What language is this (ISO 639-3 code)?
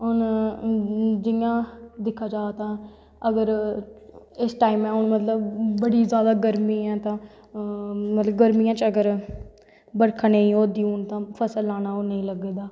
doi